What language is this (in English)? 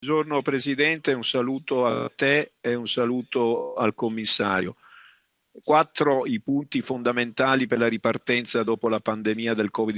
Italian